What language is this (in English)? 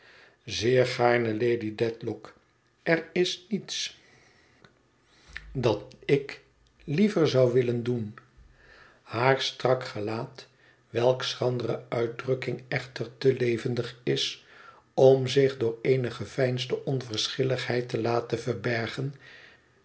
Dutch